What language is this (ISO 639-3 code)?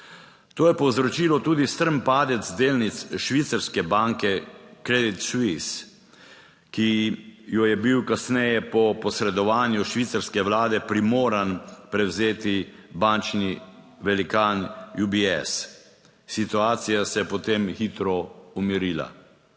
slv